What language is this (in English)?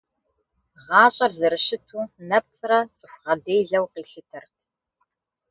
Kabardian